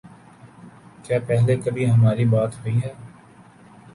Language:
Urdu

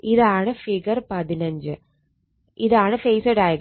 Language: Malayalam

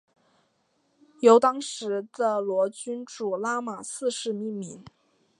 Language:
Chinese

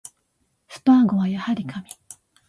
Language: Japanese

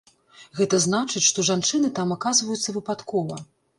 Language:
Belarusian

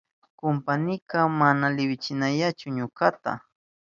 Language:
Southern Pastaza Quechua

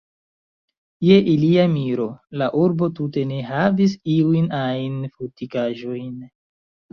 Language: Esperanto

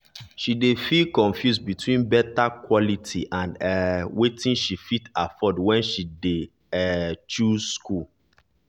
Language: Nigerian Pidgin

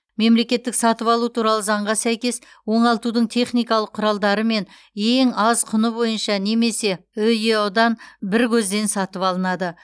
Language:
Kazakh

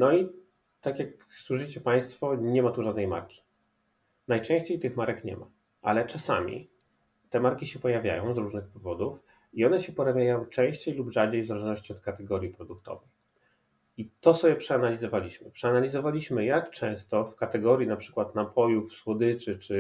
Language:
Polish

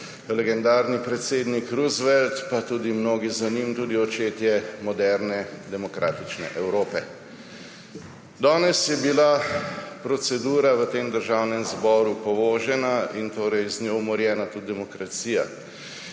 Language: Slovenian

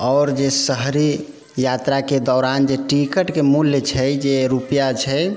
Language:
Maithili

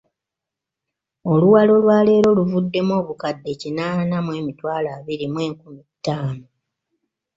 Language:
Ganda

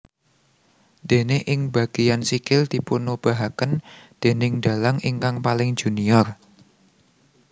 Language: Javanese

